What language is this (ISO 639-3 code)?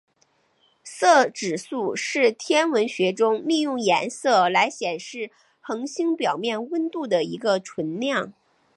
zho